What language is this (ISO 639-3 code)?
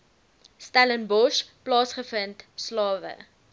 afr